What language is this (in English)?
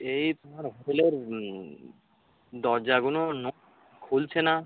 Bangla